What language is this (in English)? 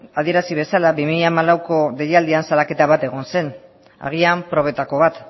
Basque